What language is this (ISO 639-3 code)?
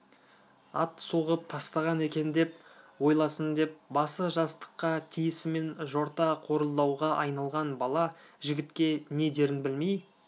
kaz